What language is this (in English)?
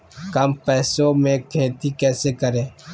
Magahi